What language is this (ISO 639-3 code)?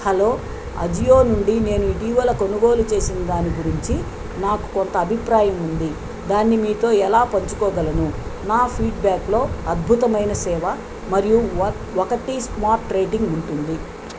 tel